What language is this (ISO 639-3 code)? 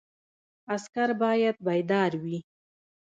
pus